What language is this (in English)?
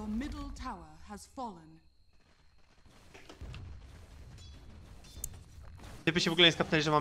Polish